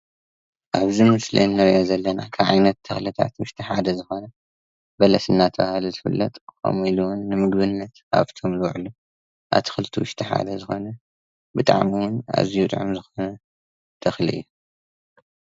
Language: Tigrinya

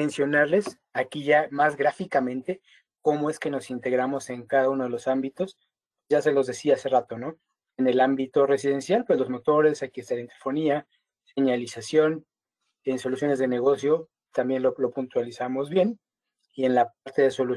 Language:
Spanish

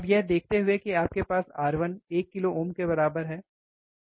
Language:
Hindi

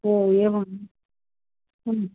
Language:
Sanskrit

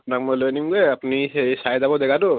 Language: Assamese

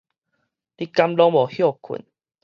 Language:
Min Nan Chinese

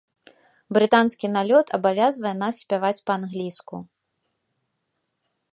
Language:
Belarusian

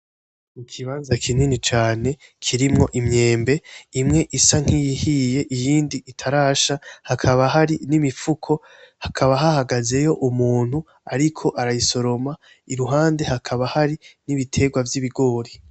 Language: Rundi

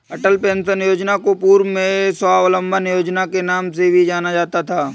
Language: Hindi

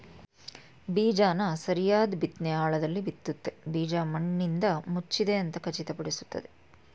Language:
Kannada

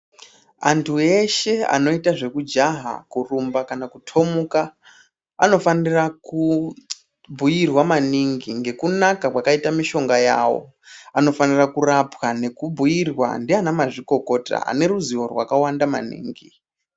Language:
Ndau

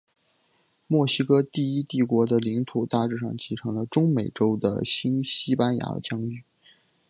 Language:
Chinese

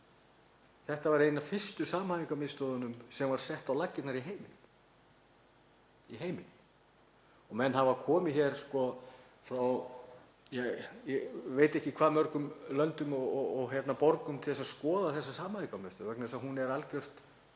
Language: Icelandic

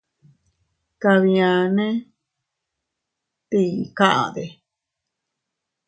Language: Teutila Cuicatec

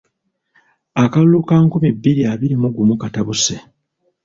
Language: Ganda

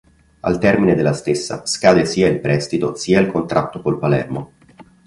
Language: Italian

